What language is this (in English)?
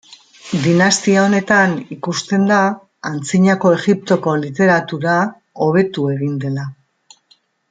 Basque